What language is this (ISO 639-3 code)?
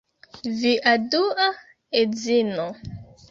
epo